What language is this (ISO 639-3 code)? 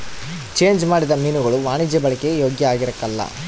kan